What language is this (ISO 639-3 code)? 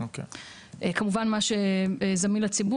heb